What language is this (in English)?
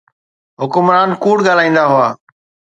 Sindhi